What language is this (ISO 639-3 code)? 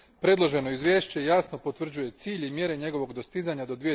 hrv